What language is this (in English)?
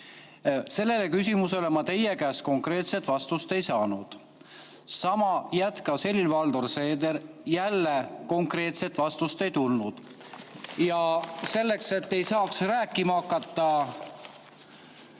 Estonian